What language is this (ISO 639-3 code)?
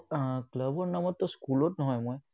asm